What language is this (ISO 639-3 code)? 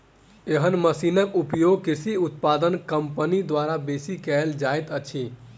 mai